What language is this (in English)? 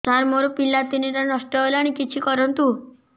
Odia